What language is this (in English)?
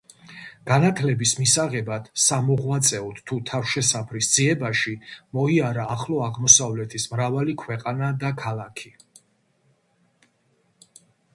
Georgian